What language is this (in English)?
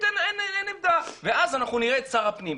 Hebrew